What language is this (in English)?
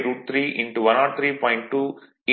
Tamil